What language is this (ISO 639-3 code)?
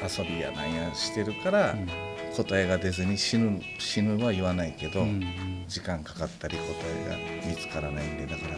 jpn